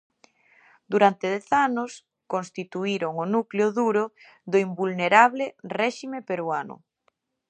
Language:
Galician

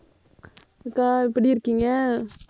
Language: Tamil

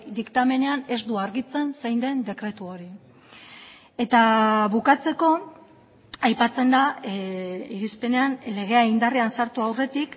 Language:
Basque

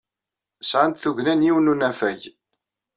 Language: Kabyle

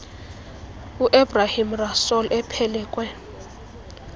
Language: Xhosa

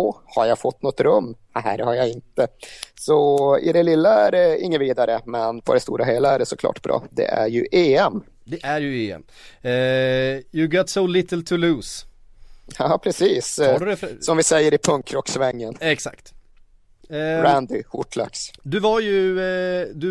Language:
Swedish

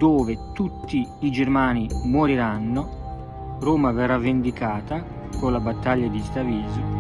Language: Italian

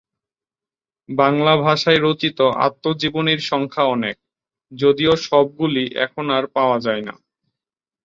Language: Bangla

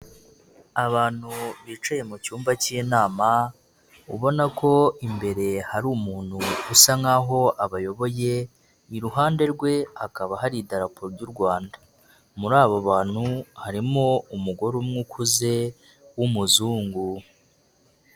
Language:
Kinyarwanda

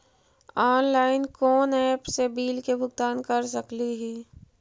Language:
Magahi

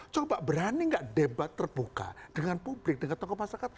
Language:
Indonesian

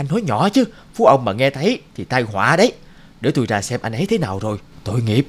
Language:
Vietnamese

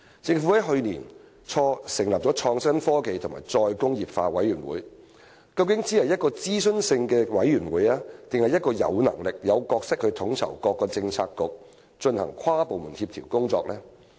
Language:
Cantonese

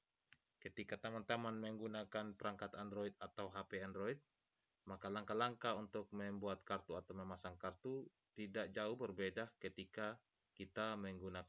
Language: Indonesian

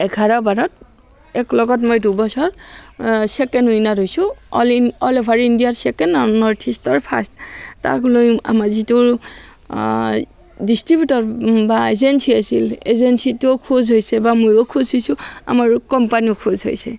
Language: Assamese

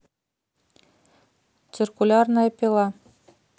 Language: Russian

